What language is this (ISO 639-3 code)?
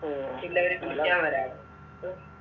mal